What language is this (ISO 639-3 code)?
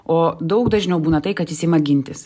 lit